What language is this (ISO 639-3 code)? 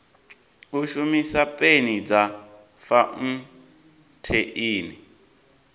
ven